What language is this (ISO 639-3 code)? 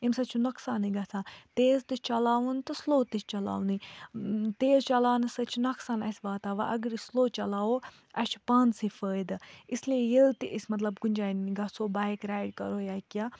kas